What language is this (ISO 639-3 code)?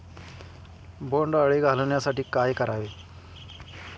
mar